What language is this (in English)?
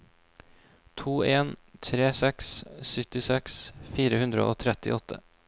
Norwegian